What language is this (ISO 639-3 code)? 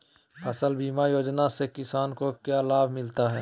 mag